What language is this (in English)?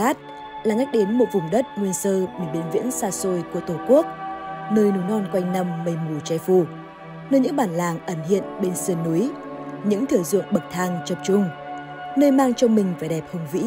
Vietnamese